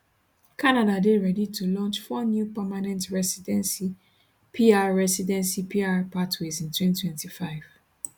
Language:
Nigerian Pidgin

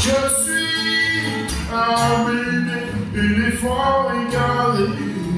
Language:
French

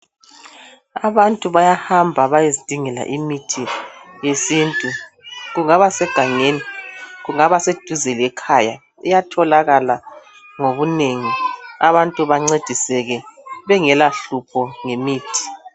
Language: North Ndebele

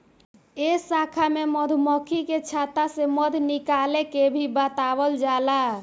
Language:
Bhojpuri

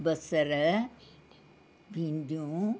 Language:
Sindhi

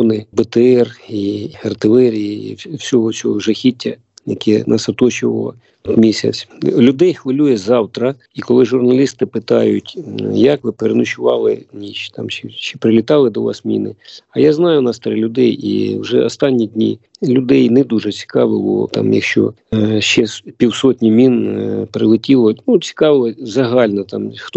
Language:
Ukrainian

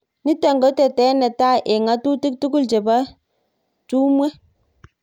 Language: Kalenjin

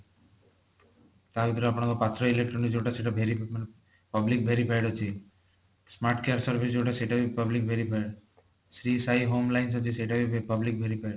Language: Odia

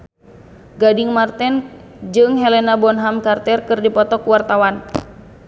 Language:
Sundanese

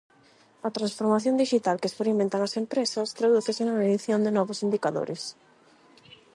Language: Galician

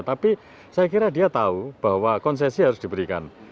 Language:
Indonesian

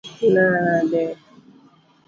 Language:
Luo (Kenya and Tanzania)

